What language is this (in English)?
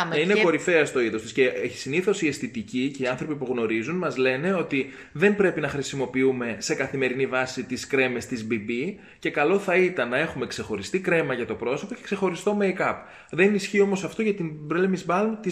Greek